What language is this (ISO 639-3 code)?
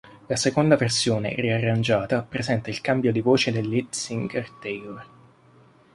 ita